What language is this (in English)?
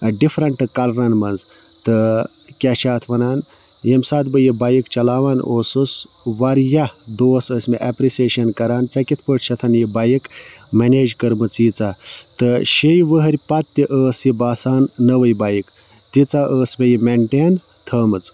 Kashmiri